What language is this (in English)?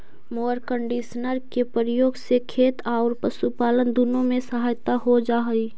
Magahi